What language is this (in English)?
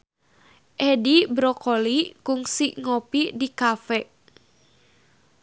Sundanese